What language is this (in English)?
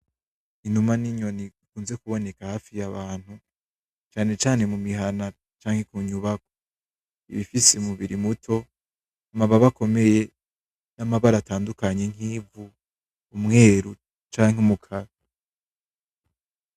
Rundi